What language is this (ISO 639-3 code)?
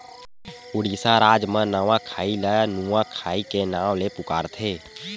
hne